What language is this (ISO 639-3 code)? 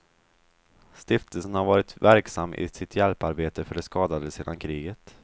swe